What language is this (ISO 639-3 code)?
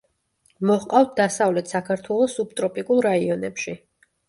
kat